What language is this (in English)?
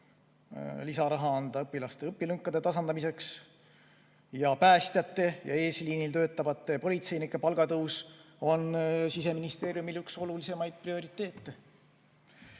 Estonian